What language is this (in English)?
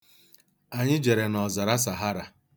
Igbo